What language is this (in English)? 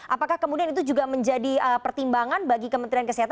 Indonesian